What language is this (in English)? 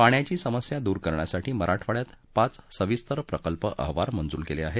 Marathi